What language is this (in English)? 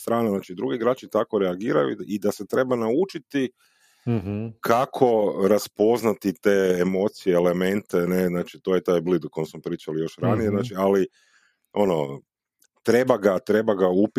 Croatian